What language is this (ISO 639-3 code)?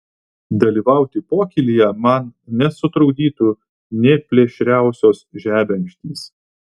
lit